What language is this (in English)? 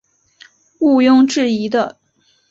Chinese